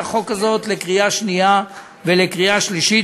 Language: Hebrew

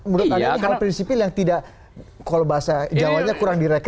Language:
Indonesian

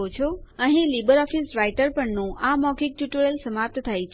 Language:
Gujarati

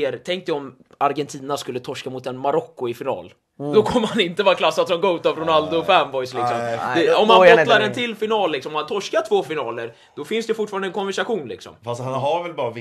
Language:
Swedish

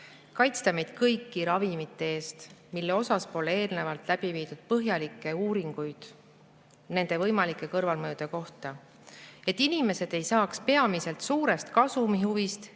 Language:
Estonian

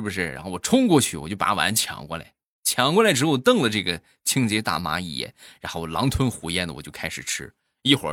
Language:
Chinese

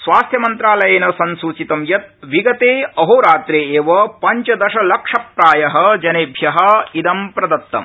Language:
Sanskrit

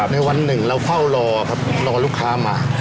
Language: Thai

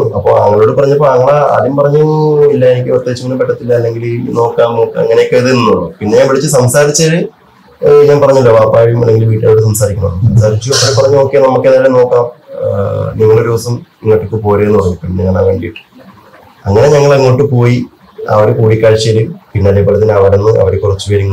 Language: Malayalam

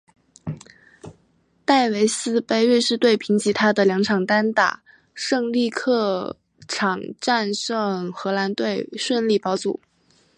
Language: Chinese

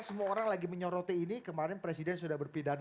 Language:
Indonesian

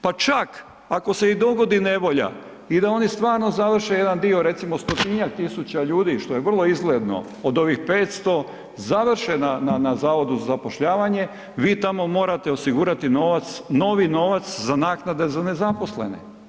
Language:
Croatian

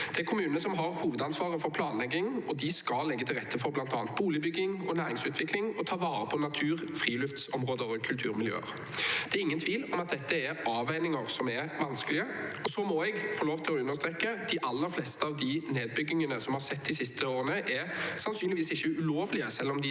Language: Norwegian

